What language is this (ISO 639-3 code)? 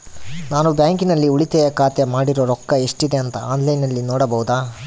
kan